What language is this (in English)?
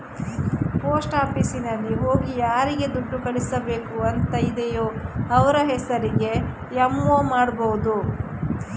Kannada